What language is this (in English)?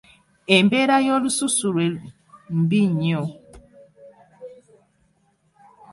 Ganda